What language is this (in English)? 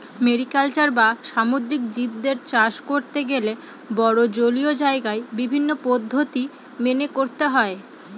Bangla